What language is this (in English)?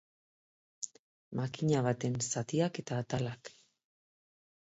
Basque